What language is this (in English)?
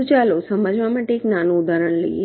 Gujarati